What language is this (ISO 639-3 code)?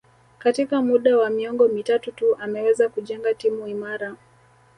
swa